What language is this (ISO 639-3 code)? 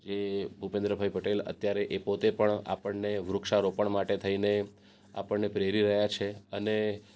guj